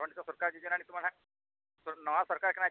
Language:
Santali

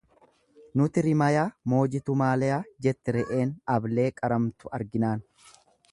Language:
Oromo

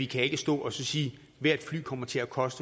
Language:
Danish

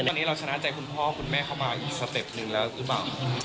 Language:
Thai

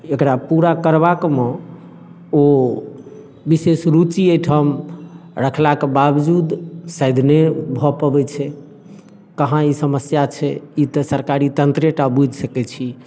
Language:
Maithili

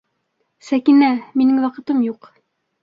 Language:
Bashkir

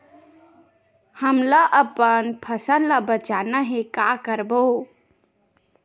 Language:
Chhattisgarhi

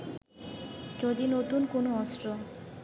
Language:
Bangla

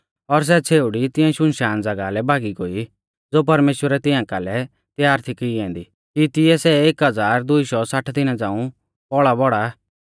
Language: Mahasu Pahari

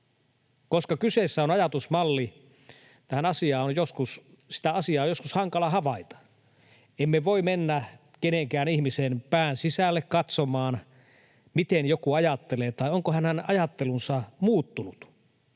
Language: Finnish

